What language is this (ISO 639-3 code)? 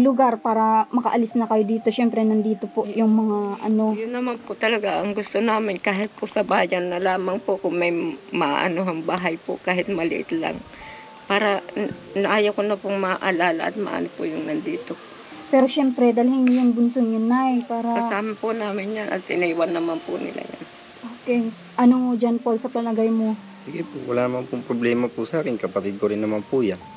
fil